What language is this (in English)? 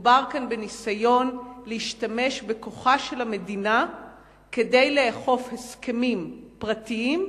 Hebrew